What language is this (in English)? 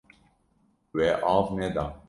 Kurdish